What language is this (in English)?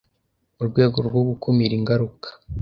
Kinyarwanda